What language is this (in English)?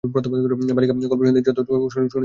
Bangla